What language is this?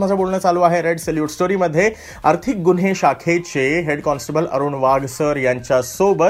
Hindi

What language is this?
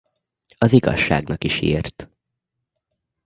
Hungarian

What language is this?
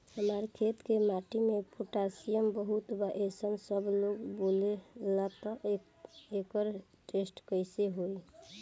Bhojpuri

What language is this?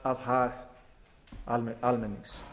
Icelandic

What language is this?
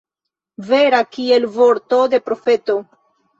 Esperanto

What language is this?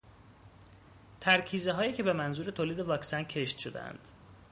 Persian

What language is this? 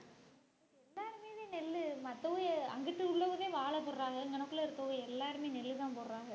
Tamil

